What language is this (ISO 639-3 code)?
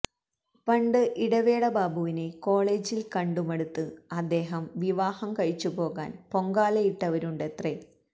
mal